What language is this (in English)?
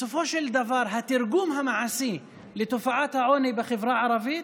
Hebrew